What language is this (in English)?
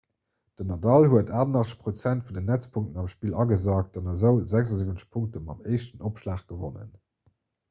Luxembourgish